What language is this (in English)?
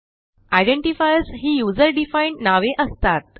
Marathi